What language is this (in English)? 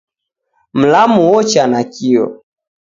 Taita